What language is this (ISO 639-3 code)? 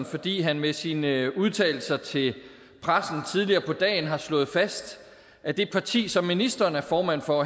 dan